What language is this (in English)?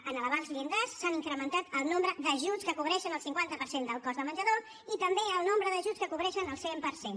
Catalan